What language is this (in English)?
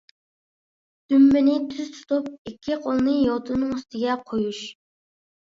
Uyghur